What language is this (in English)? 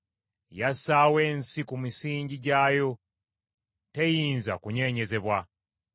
Ganda